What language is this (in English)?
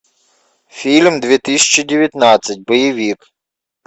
Russian